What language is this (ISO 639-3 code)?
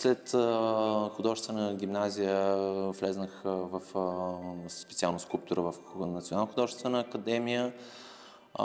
bul